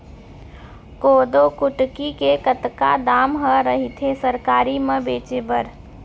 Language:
Chhattisgarhi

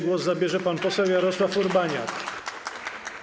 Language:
Polish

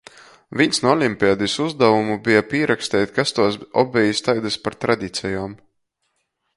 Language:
Latgalian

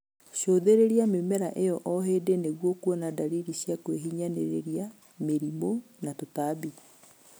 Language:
Kikuyu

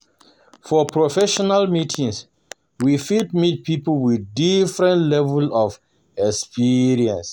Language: Nigerian Pidgin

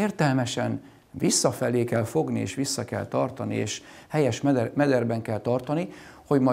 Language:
Hungarian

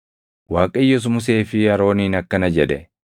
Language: Oromo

